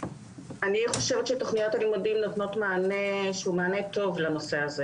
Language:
Hebrew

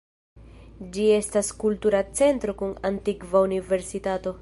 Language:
Esperanto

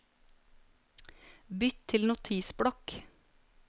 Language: Norwegian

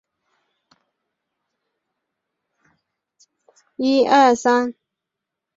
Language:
Chinese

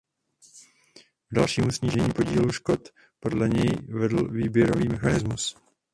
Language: Czech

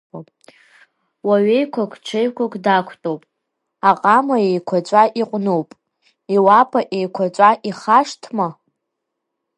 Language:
Abkhazian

